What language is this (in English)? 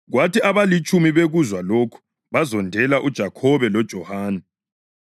North Ndebele